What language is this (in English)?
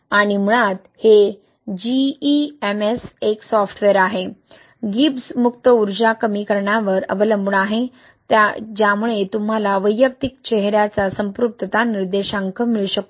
Marathi